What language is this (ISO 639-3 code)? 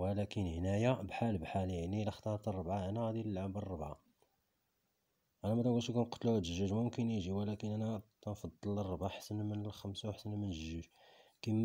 ara